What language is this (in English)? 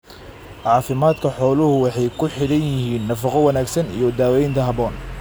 Somali